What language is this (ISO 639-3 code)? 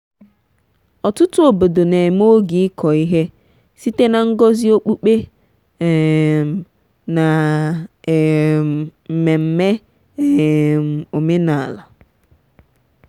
ibo